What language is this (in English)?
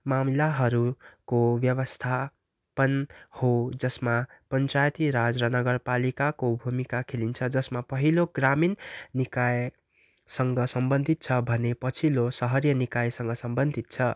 Nepali